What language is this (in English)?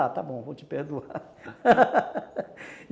Portuguese